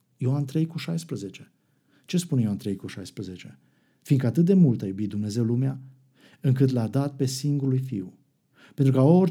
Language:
Romanian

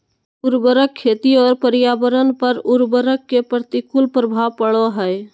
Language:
Magahi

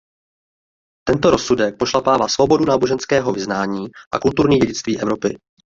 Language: Czech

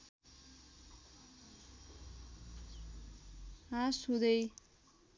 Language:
Nepali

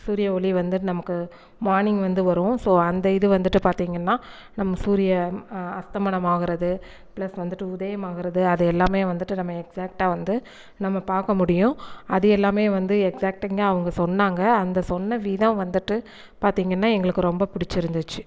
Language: Tamil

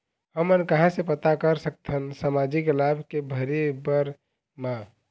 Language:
Chhattisgarhi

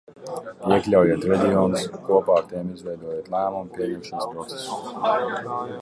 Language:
Latvian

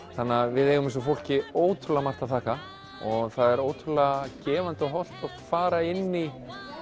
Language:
Icelandic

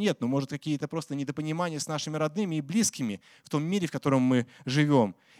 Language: Russian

